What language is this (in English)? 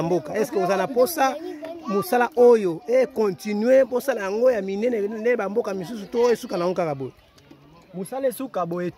French